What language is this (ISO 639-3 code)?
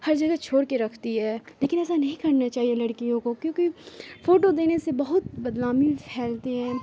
urd